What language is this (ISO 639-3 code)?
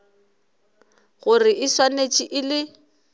nso